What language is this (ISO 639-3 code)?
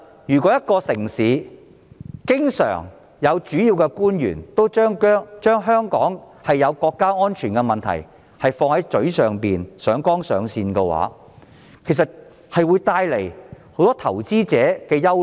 yue